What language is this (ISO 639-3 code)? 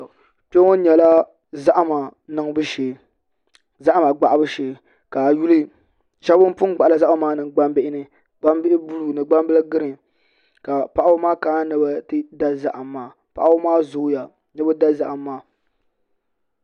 dag